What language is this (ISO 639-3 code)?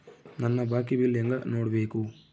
kan